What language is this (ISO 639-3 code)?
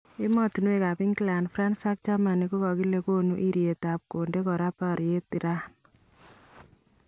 kln